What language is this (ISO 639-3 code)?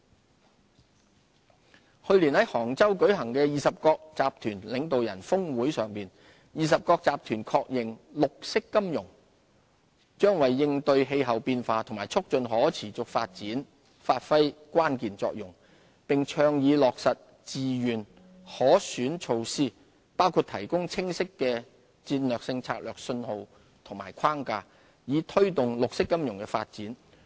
yue